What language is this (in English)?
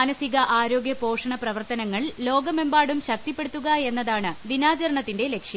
Malayalam